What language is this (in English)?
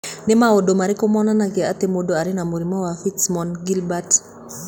Kikuyu